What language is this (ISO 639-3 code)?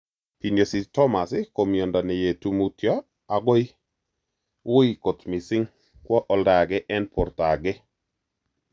kln